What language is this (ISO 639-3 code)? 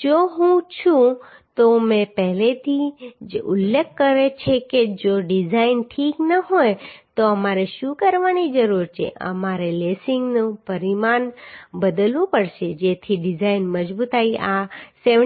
guj